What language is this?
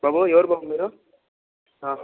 Telugu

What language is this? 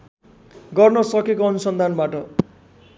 Nepali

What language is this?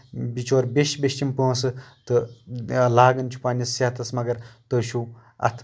Kashmiri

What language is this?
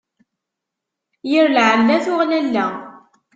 Kabyle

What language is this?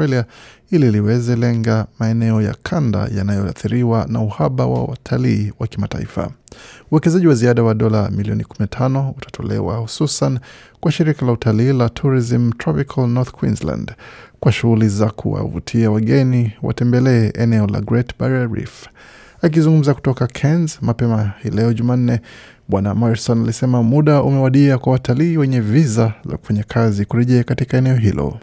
Swahili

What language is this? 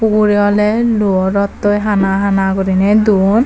Chakma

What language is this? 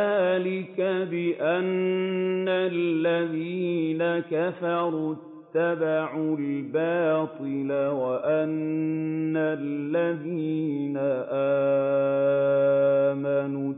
Arabic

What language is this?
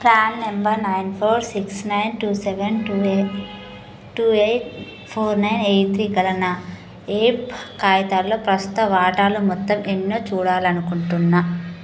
Telugu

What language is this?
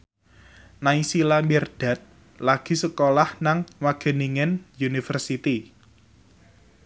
Javanese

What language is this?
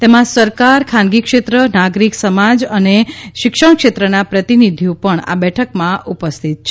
Gujarati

